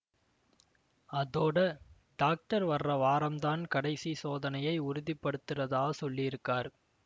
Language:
Tamil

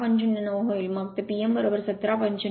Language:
Marathi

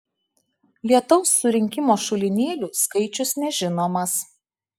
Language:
Lithuanian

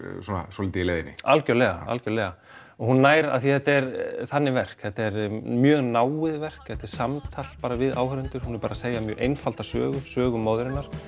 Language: Icelandic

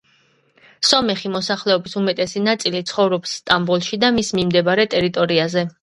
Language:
Georgian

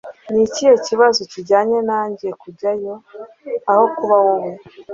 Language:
Kinyarwanda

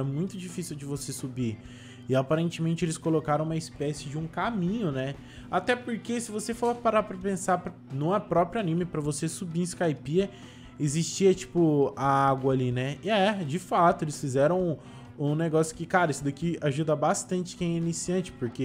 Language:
Portuguese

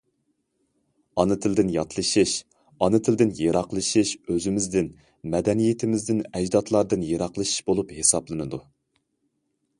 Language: Uyghur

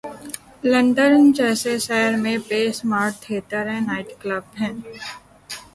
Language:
Urdu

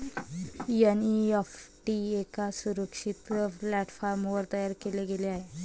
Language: Marathi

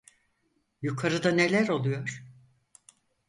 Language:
Turkish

